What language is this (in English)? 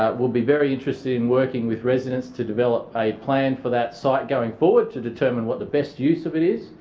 English